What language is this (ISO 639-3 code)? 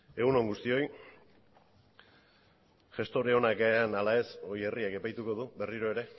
eus